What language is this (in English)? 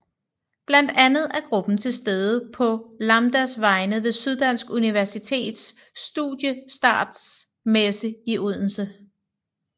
Danish